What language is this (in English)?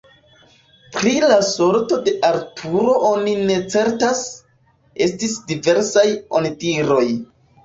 Esperanto